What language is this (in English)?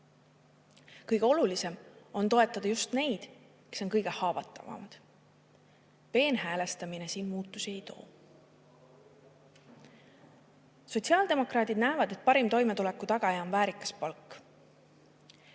Estonian